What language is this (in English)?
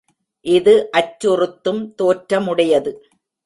Tamil